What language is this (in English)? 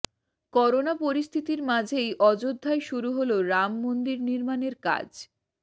Bangla